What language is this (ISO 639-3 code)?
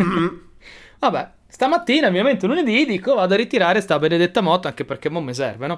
ita